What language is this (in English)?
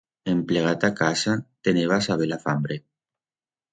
Aragonese